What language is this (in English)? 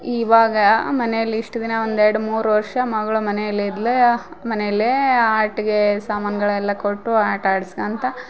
Kannada